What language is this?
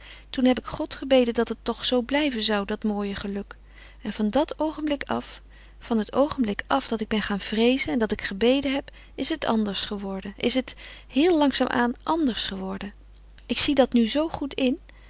Dutch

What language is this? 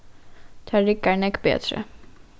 Faroese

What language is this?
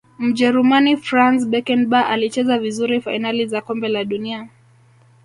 Swahili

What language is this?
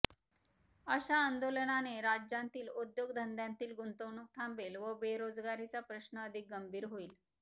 Marathi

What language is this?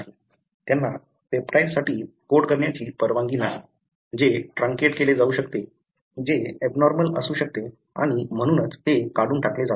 Marathi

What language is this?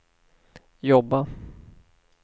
Swedish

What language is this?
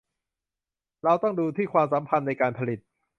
Thai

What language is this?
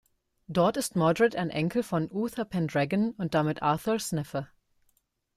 German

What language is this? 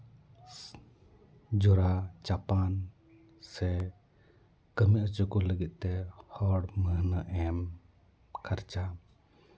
Santali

